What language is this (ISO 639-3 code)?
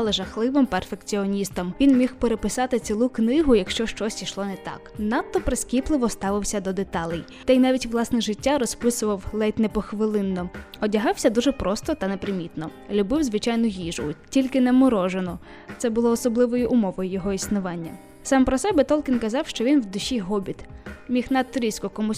ukr